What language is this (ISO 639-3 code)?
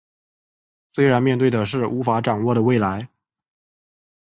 zho